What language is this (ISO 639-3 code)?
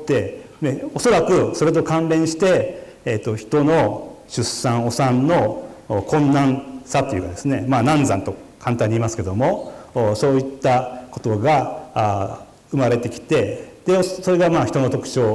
jpn